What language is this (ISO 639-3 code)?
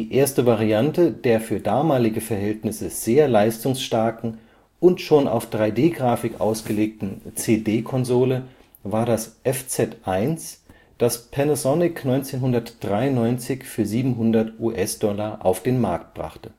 deu